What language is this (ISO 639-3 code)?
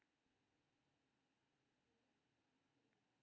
mai